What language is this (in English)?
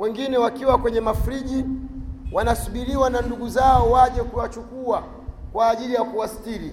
Swahili